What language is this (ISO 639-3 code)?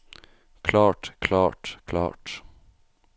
nor